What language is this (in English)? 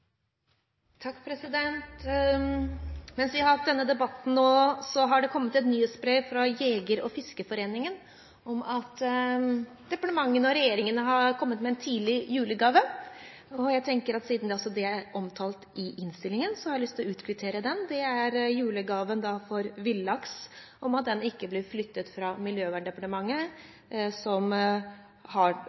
Norwegian